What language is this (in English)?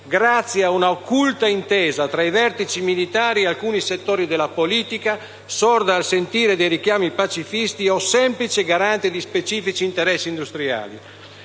Italian